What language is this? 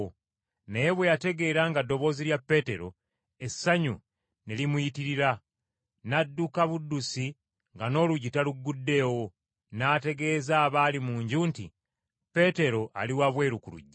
Ganda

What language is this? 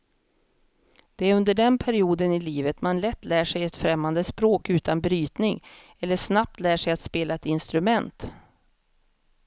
Swedish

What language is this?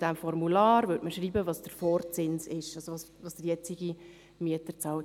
Swiss German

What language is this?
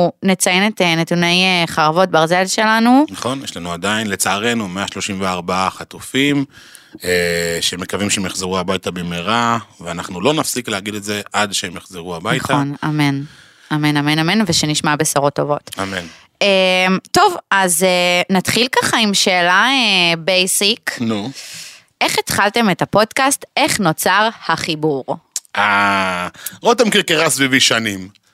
Hebrew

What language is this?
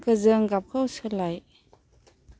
Bodo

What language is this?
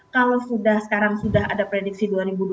Indonesian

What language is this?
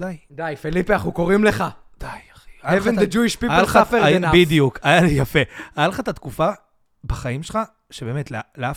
Hebrew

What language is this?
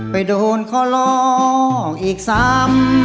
Thai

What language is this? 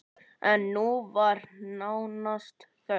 Icelandic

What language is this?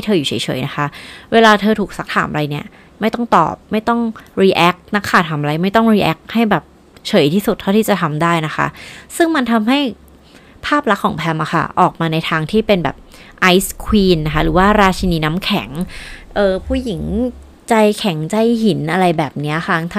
Thai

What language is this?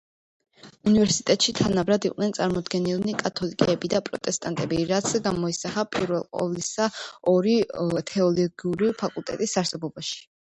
Georgian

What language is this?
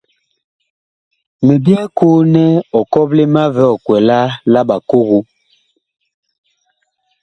Bakoko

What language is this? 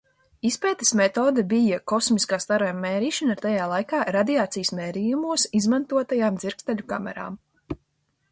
Latvian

